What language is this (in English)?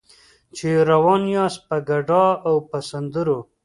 Pashto